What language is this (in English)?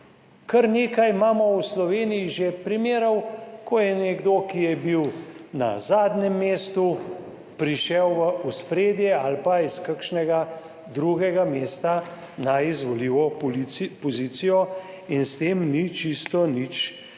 Slovenian